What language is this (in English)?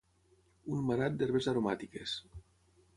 Catalan